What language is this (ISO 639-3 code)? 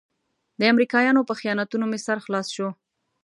pus